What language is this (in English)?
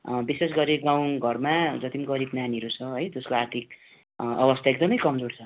Nepali